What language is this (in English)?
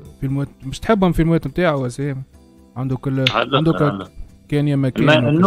Arabic